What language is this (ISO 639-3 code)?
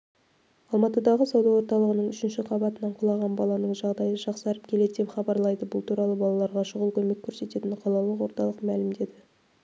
kaz